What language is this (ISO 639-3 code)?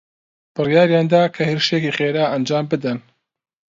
ckb